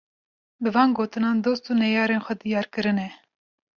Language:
Kurdish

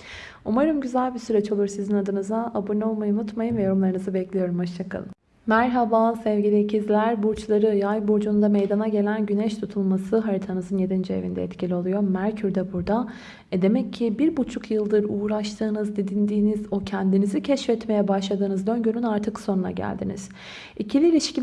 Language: Turkish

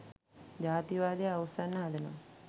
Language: Sinhala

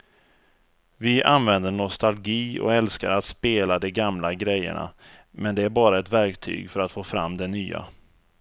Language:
Swedish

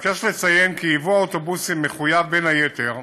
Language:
Hebrew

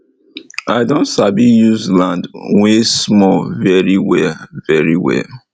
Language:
Nigerian Pidgin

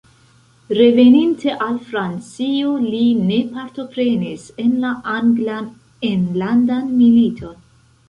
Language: Esperanto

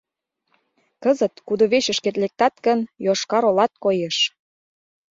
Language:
Mari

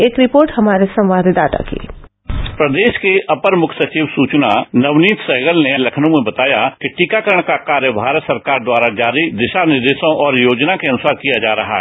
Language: Hindi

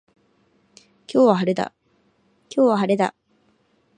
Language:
Japanese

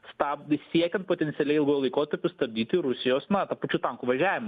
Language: Lithuanian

